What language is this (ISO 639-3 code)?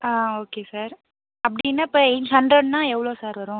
tam